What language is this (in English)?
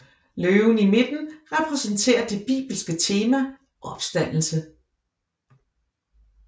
Danish